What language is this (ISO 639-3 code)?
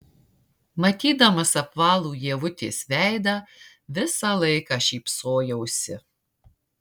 lit